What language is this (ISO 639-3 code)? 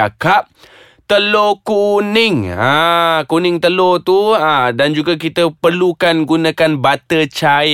msa